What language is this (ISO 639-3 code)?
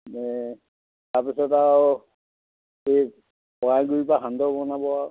asm